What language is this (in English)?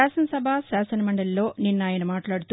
Telugu